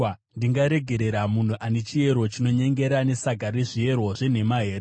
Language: Shona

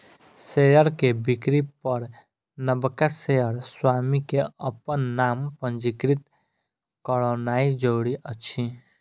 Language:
Maithili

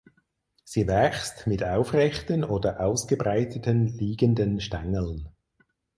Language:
German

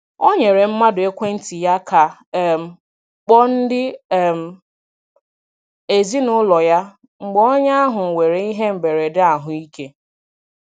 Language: Igbo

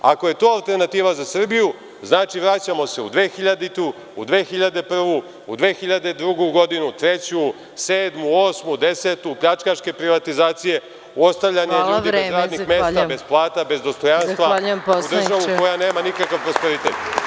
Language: Serbian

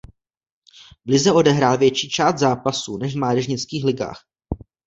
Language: Czech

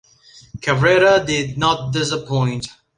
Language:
English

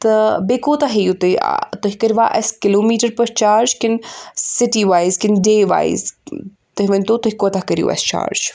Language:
Kashmiri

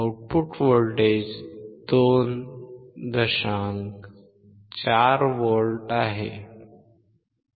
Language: Marathi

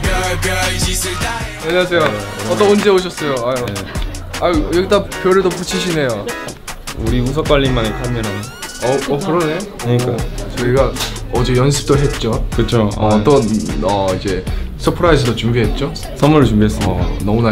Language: Korean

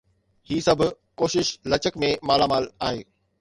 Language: Sindhi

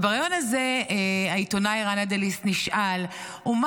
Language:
Hebrew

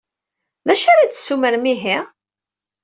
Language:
Kabyle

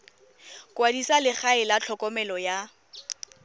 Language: Tswana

